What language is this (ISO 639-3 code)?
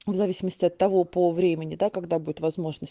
rus